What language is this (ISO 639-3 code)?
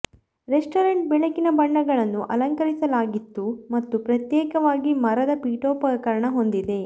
kan